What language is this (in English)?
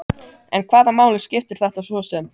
Icelandic